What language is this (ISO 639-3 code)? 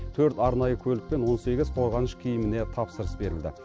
kaz